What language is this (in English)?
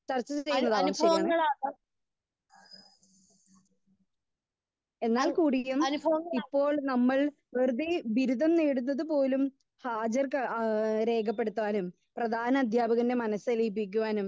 Malayalam